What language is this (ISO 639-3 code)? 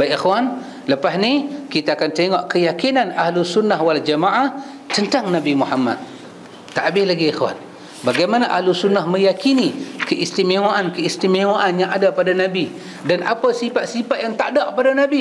msa